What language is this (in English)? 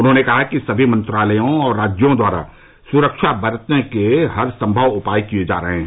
Hindi